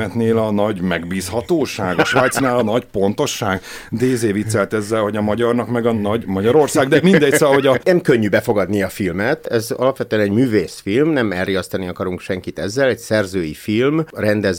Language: Hungarian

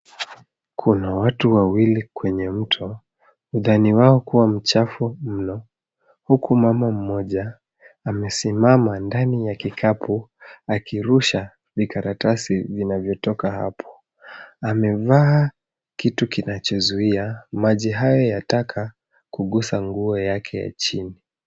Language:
Swahili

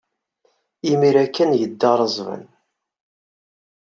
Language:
Kabyle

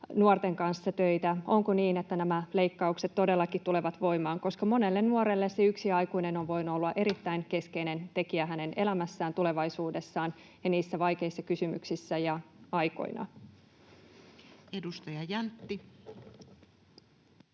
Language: Finnish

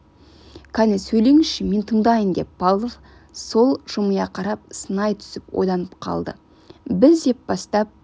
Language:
Kazakh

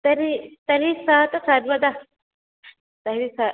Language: Sanskrit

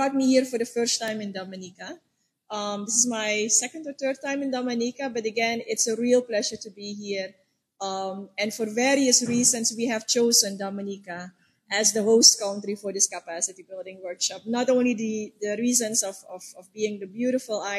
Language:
English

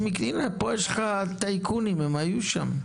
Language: Hebrew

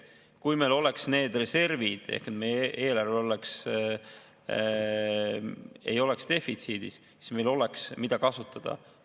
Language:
Estonian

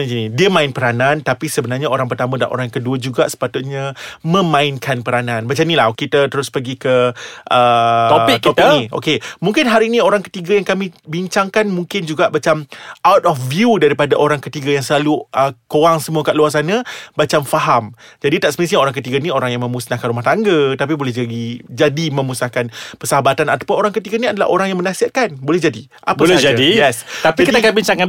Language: Malay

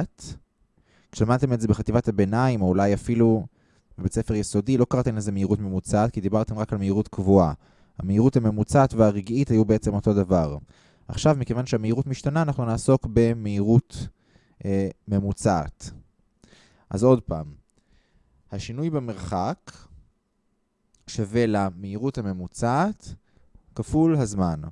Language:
Hebrew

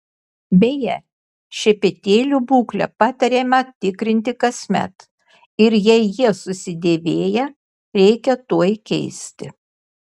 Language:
Lithuanian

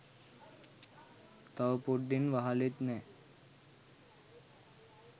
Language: Sinhala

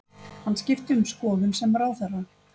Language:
Icelandic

